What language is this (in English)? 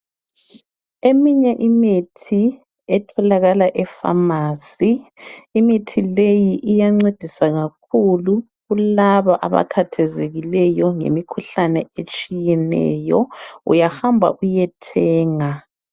North Ndebele